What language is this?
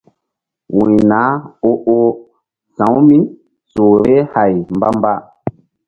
Mbum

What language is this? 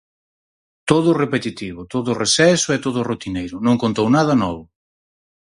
Galician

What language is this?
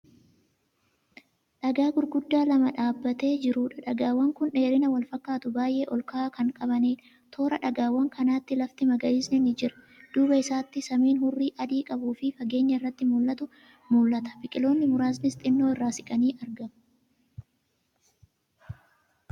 Oromo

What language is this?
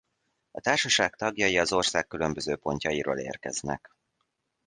Hungarian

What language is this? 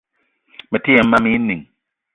Eton (Cameroon)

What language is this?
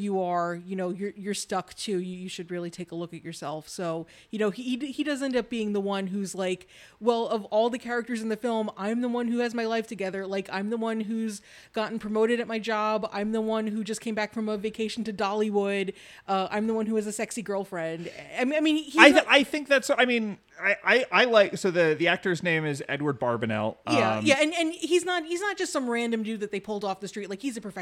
English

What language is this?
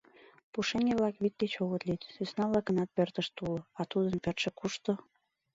Mari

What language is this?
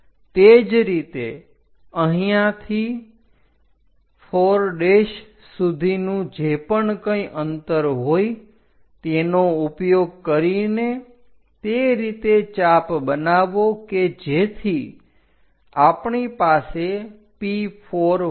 Gujarati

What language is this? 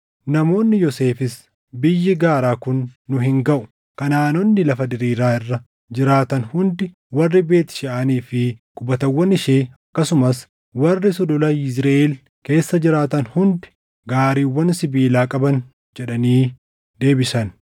Oromo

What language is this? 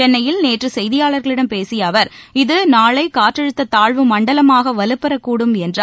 Tamil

